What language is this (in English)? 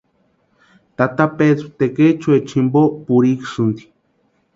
Western Highland Purepecha